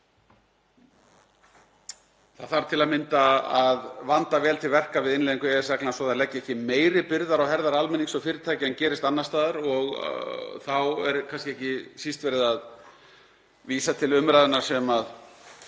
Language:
Icelandic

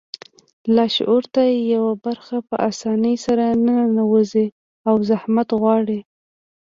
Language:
Pashto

